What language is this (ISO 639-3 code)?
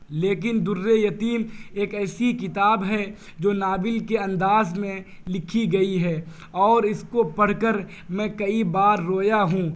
urd